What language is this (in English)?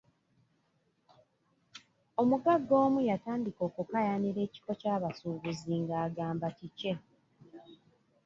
Ganda